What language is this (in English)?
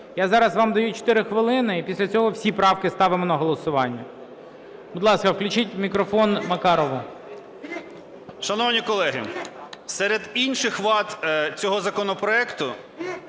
Ukrainian